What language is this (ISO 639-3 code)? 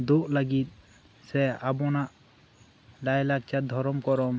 sat